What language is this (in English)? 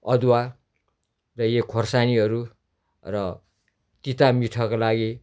Nepali